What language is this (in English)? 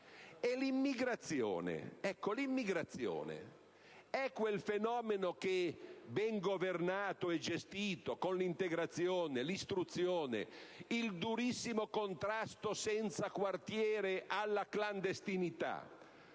Italian